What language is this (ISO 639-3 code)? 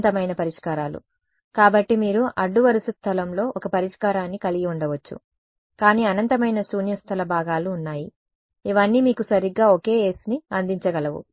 tel